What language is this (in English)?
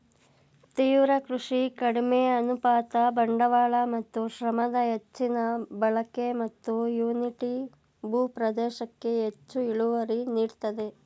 Kannada